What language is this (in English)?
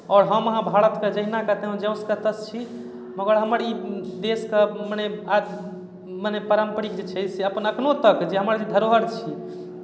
Maithili